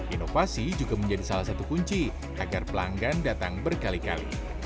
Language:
Indonesian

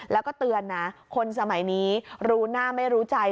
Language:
Thai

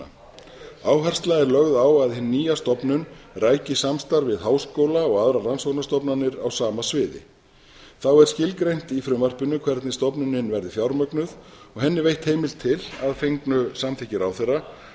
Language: Icelandic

